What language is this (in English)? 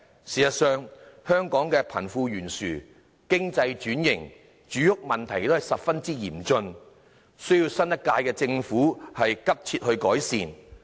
Cantonese